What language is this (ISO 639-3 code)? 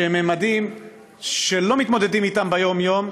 heb